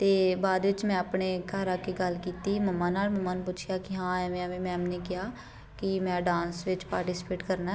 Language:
Punjabi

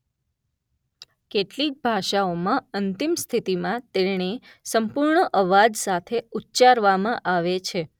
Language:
Gujarati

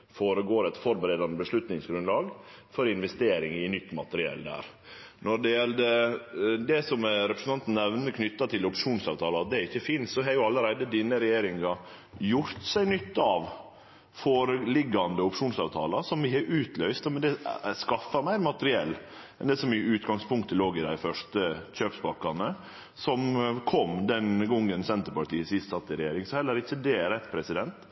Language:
Norwegian Nynorsk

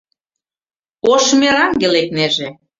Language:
Mari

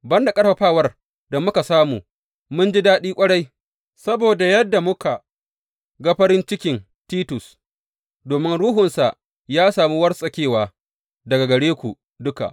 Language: Hausa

